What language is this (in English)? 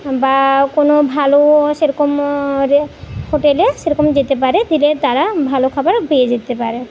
Bangla